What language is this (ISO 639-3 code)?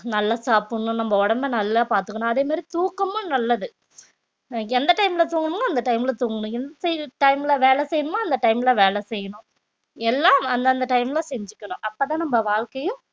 tam